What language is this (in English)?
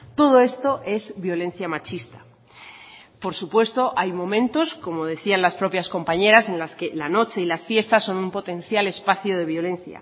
Spanish